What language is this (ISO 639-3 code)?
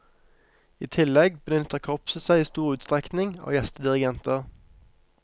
nor